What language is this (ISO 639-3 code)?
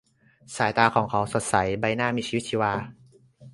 tha